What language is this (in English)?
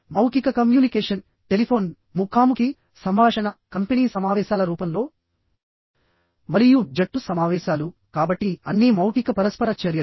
Telugu